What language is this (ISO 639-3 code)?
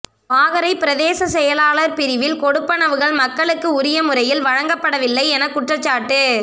tam